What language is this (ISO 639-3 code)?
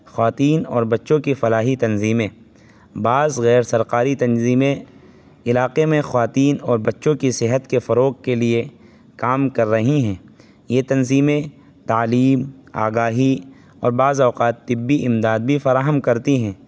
urd